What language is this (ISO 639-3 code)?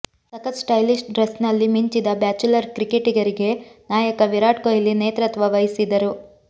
kan